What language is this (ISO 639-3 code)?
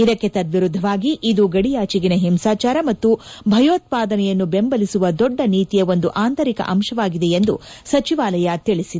kan